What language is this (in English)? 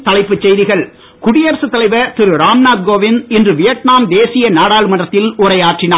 Tamil